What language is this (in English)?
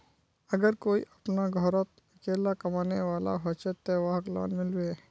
Magahi